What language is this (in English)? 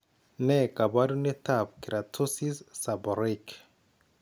Kalenjin